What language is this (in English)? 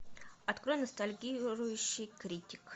Russian